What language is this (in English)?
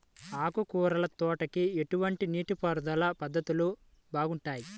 Telugu